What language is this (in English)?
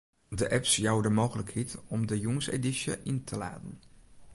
Western Frisian